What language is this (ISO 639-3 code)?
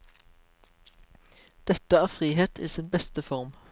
nor